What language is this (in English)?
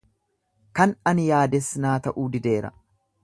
Oromo